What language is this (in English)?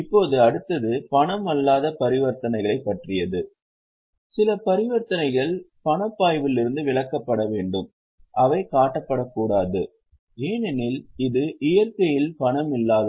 Tamil